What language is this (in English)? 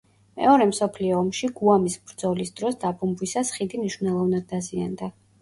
Georgian